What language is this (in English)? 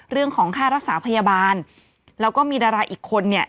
Thai